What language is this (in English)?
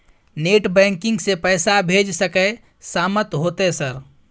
Maithili